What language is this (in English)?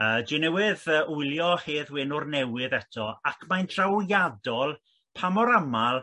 Welsh